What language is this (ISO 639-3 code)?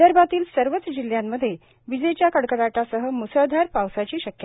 mar